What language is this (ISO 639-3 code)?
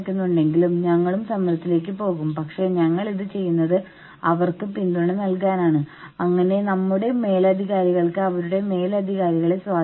mal